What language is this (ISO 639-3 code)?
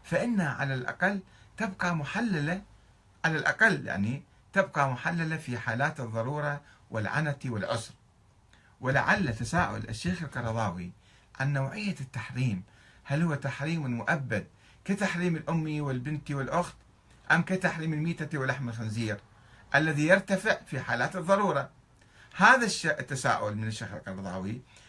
ara